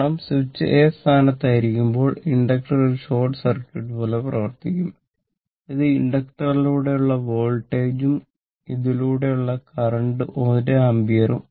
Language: Malayalam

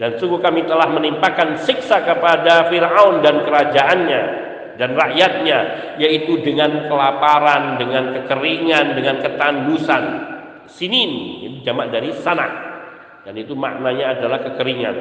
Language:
Indonesian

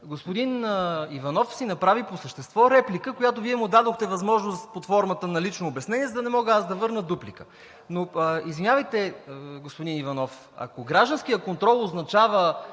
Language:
Bulgarian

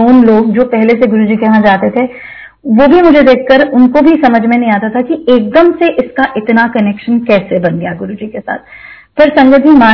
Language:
Hindi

